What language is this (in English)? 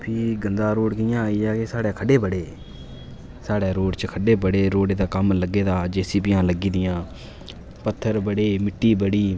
Dogri